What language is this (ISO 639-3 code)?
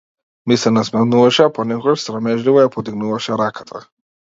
mkd